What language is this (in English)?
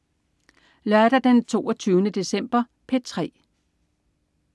Danish